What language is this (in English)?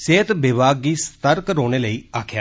Dogri